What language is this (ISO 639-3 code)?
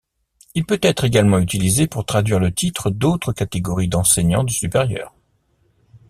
fra